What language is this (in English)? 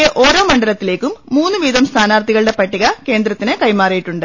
Malayalam